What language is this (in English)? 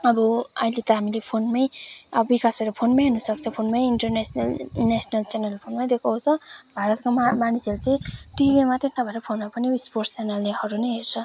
Nepali